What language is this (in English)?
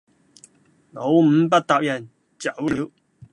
Cantonese